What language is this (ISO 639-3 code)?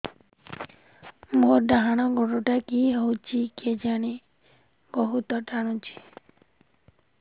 ori